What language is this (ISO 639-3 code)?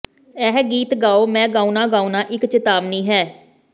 pan